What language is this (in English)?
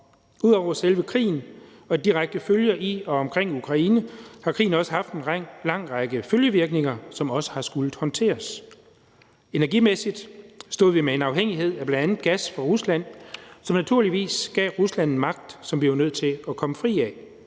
Danish